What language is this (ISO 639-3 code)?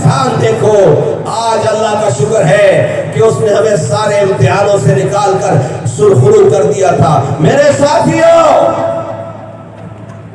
urd